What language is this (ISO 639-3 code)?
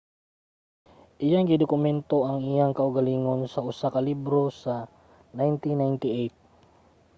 ceb